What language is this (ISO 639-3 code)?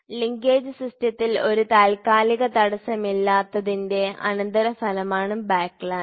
mal